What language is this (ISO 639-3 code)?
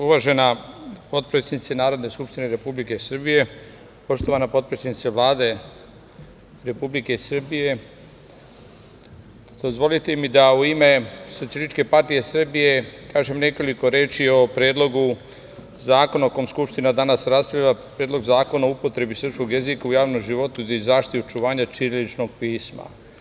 srp